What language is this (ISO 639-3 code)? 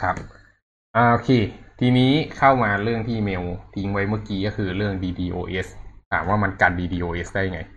tha